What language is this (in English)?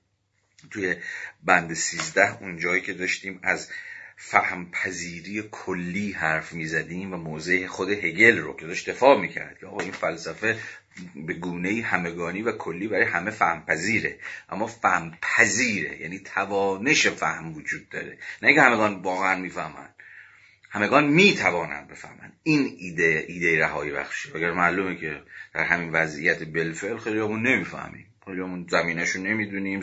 Persian